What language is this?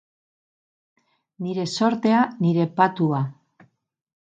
Basque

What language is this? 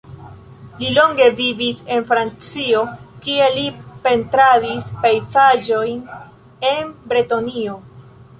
Esperanto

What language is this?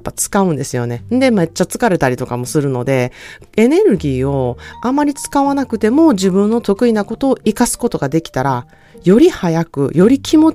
Japanese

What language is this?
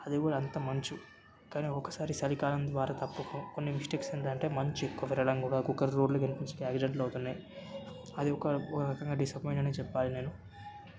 Telugu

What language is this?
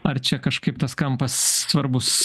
Lithuanian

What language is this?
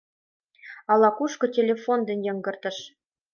Mari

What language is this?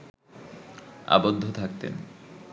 Bangla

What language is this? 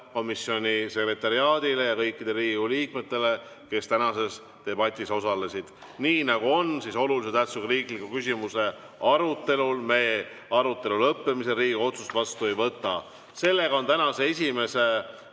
Estonian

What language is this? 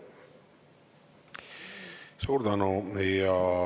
Estonian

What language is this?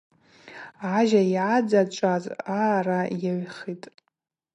Abaza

